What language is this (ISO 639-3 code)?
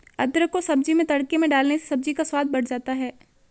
hin